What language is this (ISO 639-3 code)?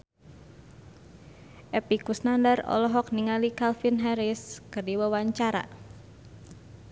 sun